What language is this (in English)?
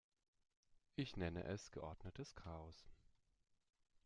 German